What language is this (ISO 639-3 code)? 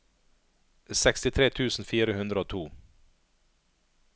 nor